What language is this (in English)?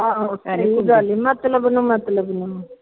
Punjabi